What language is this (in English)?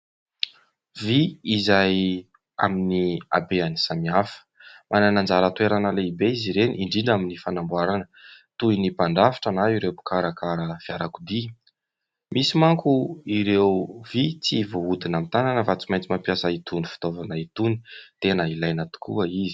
Malagasy